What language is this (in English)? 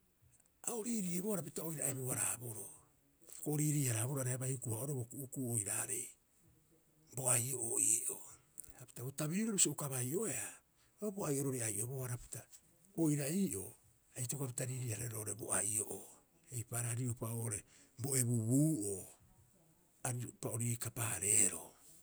Rapoisi